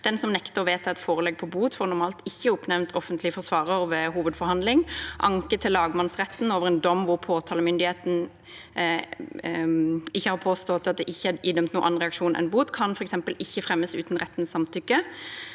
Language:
Norwegian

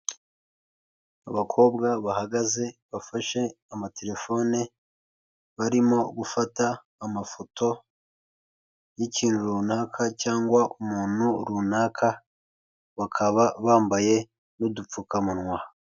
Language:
Kinyarwanda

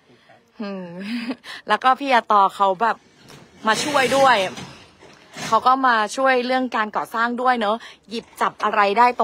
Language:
Thai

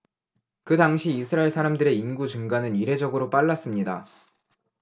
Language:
Korean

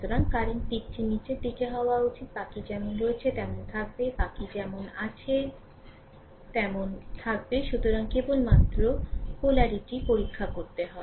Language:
Bangla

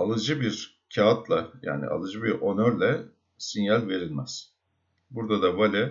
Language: Turkish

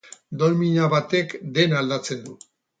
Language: Basque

